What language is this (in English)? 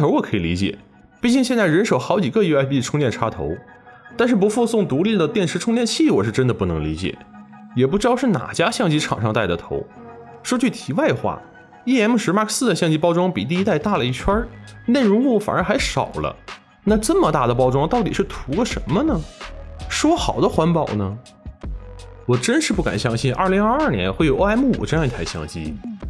Chinese